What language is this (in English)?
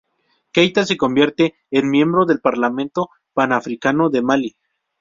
Spanish